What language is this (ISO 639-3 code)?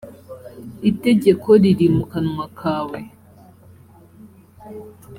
kin